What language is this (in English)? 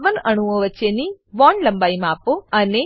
Gujarati